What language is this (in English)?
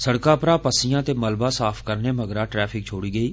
Dogri